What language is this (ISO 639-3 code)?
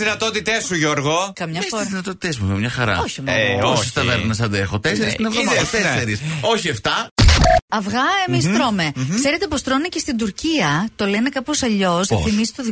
ell